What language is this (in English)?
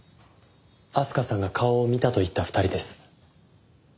Japanese